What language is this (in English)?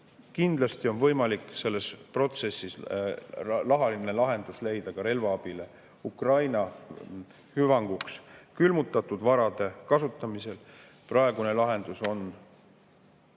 Estonian